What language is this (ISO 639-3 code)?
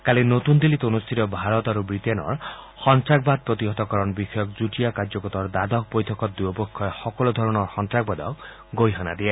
asm